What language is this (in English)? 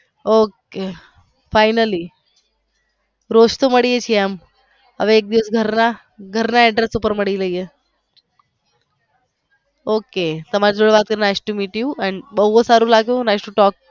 Gujarati